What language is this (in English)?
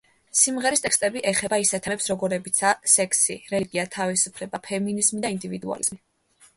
Georgian